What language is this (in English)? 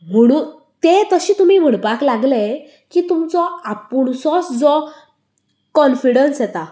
Konkani